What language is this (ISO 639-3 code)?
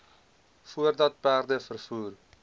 afr